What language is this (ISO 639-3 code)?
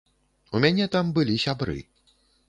bel